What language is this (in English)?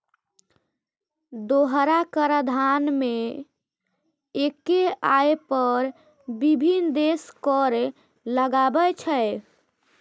Maithili